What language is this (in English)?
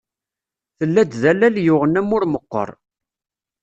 Kabyle